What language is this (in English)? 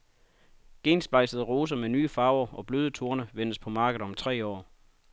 Danish